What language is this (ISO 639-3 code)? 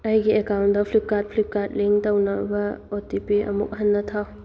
mni